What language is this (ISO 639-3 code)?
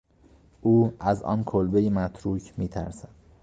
fas